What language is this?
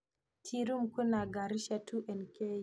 Kikuyu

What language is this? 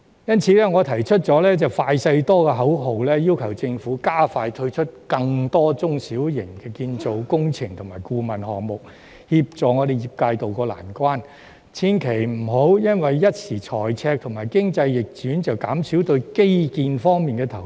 Cantonese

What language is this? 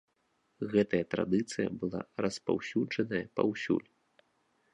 Belarusian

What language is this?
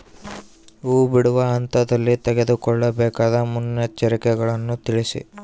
Kannada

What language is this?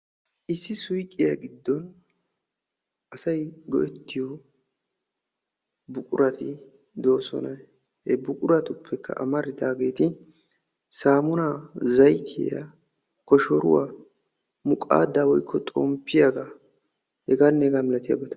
Wolaytta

